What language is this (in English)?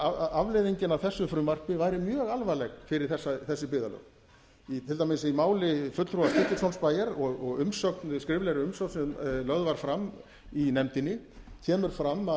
Icelandic